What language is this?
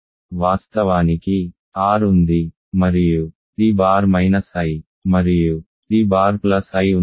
Telugu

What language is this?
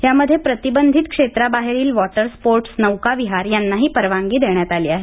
Marathi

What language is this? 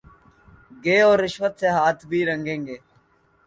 Urdu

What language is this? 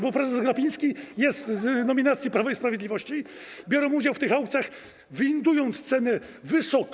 Polish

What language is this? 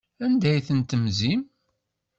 Kabyle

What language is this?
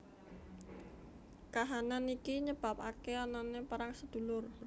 Javanese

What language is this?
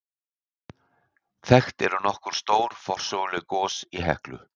Icelandic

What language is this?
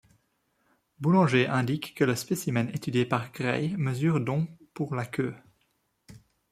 French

